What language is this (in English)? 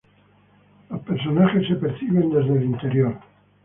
Spanish